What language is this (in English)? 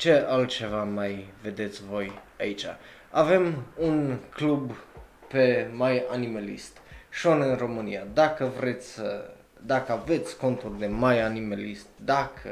Romanian